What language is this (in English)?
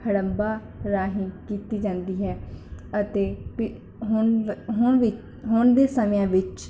Punjabi